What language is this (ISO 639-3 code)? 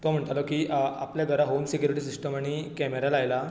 kok